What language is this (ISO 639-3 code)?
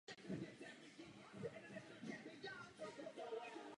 ces